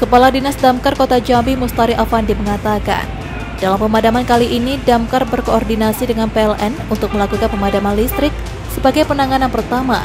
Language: Indonesian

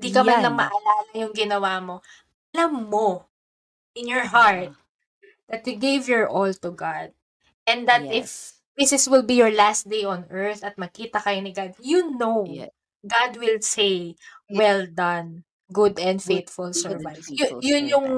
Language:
Filipino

